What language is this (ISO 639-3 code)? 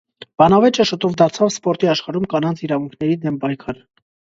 hye